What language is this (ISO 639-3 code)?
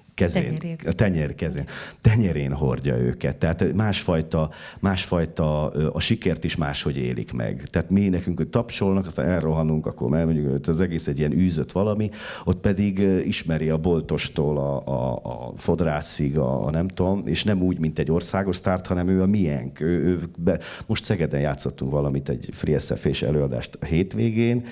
hun